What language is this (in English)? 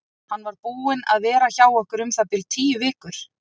Icelandic